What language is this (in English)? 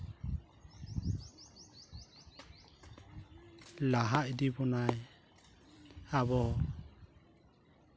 Santali